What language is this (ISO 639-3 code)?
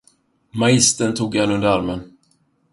swe